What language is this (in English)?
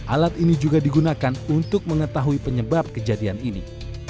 Indonesian